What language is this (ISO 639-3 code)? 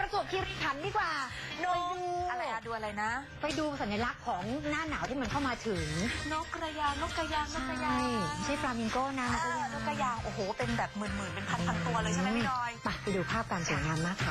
tha